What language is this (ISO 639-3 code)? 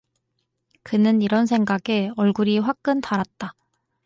kor